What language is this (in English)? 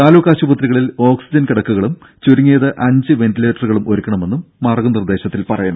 Malayalam